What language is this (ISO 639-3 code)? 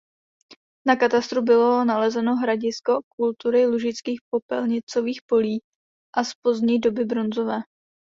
ces